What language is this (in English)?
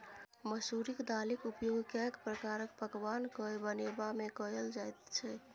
Maithili